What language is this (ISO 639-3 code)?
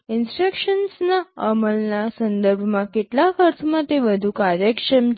guj